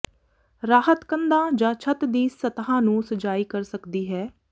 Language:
Punjabi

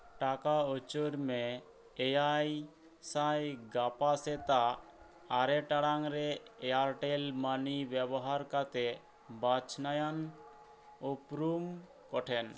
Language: Santali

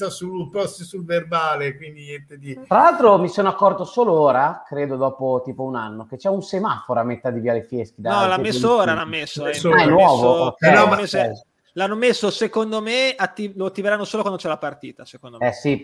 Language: Italian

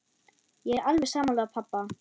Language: Icelandic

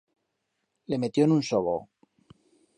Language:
Aragonese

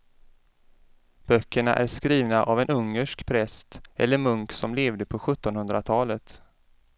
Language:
Swedish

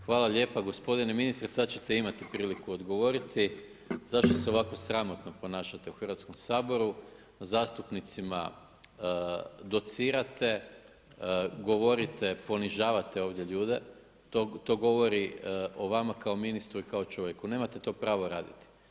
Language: Croatian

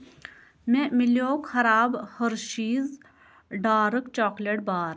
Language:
Kashmiri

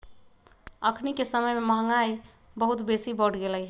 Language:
Magahi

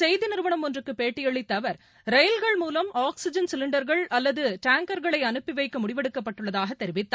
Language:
Tamil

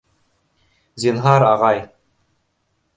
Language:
Bashkir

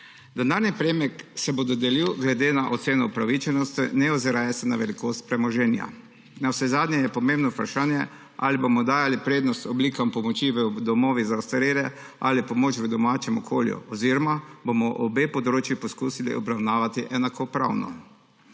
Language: Slovenian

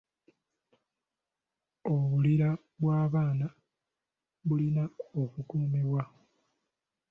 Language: Ganda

